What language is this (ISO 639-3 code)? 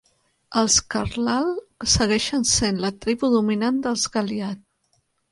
cat